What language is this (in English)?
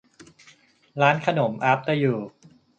Thai